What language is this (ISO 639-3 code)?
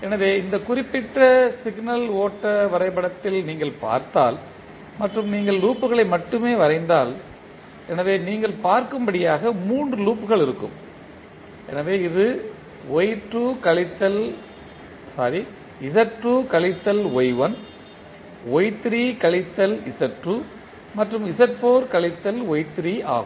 tam